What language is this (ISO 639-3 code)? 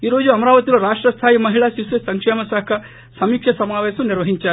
tel